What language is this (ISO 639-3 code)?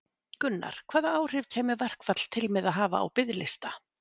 isl